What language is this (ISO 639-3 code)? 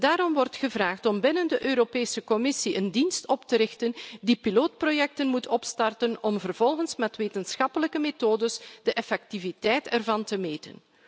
nld